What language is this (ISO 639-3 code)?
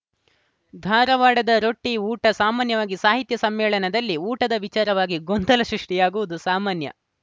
kan